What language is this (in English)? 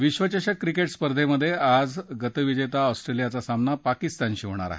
Marathi